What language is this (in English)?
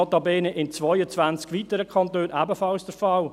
Swiss German